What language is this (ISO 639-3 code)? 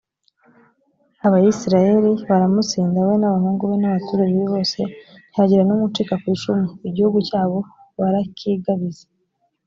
kin